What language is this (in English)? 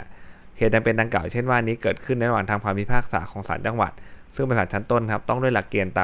Thai